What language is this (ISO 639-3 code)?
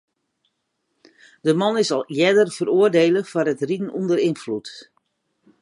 fry